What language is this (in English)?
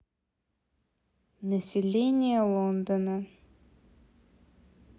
Russian